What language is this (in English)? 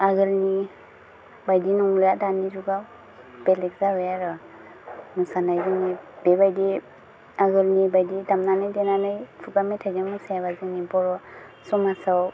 Bodo